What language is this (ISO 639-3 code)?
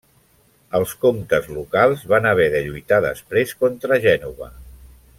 cat